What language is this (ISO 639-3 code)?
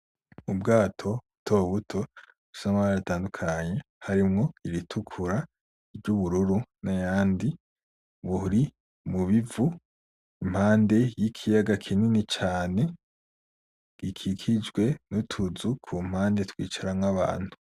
run